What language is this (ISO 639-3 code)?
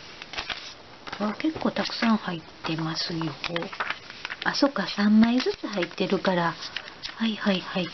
jpn